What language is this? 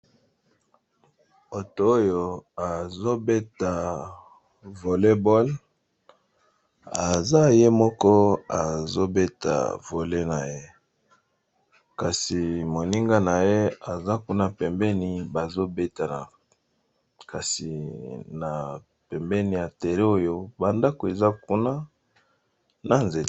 Lingala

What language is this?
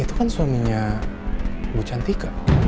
Indonesian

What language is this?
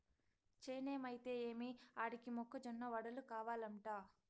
Telugu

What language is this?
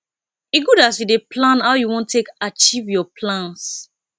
Nigerian Pidgin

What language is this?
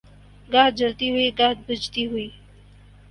Urdu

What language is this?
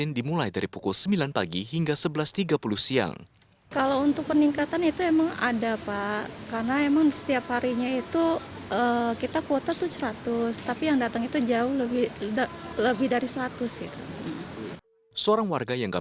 Indonesian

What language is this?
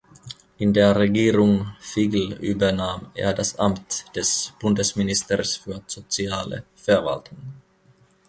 German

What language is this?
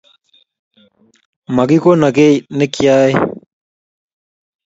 Kalenjin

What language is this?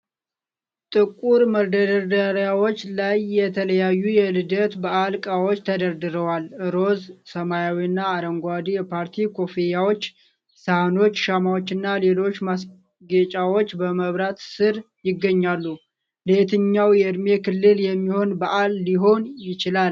Amharic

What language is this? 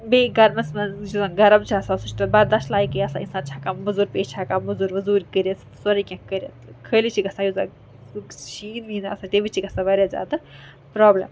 Kashmiri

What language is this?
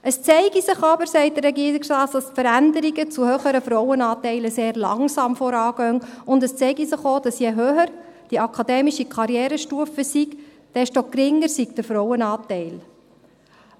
Swiss German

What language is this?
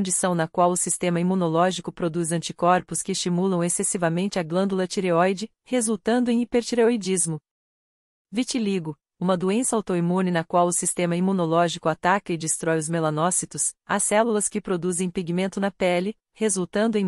Portuguese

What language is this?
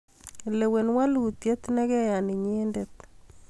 Kalenjin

